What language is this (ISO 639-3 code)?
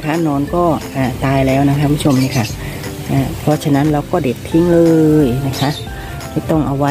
tha